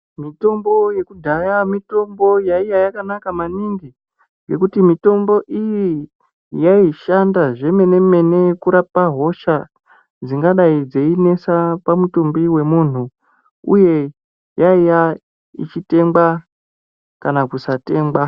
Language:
Ndau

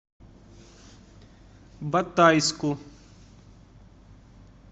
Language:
Russian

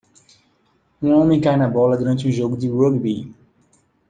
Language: Portuguese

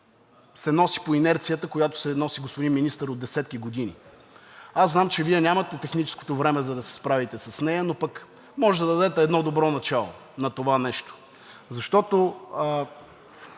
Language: Bulgarian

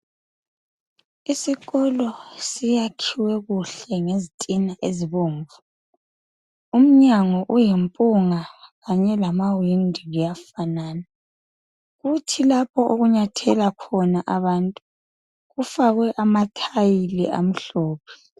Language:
North Ndebele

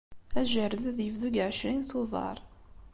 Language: Kabyle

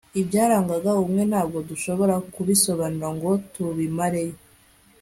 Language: Kinyarwanda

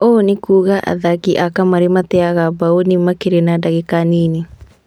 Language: Kikuyu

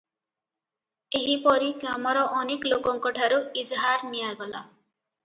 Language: Odia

